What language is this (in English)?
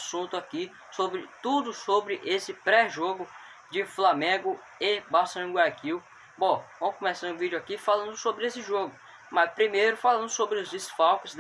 Portuguese